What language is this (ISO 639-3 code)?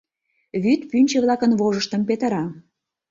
chm